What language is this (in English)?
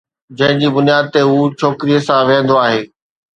Sindhi